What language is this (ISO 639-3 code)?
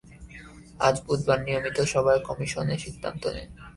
ben